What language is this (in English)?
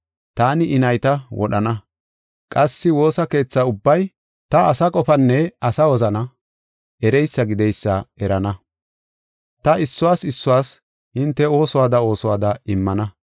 Gofa